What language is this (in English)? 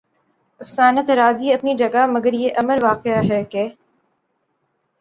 Urdu